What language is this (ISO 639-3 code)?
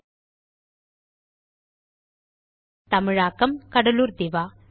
tam